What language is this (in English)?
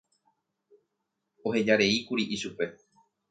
Guarani